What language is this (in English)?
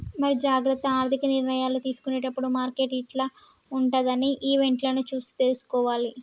Telugu